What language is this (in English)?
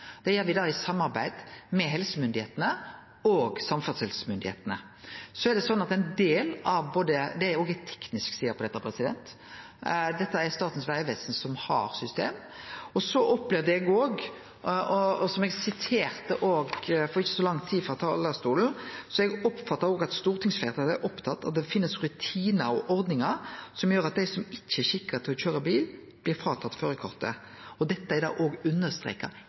Norwegian Nynorsk